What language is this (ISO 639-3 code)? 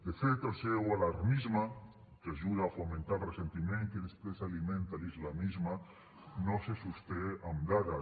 cat